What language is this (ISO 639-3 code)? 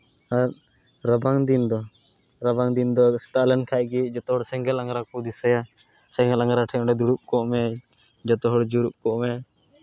sat